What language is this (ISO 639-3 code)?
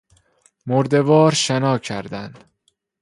fas